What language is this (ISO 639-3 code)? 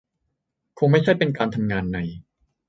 tha